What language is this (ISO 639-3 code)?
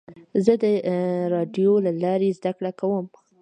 pus